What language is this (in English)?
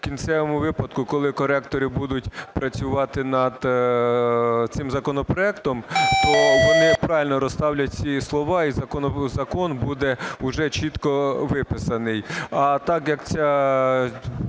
Ukrainian